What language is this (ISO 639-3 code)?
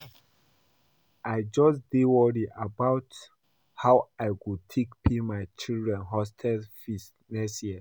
pcm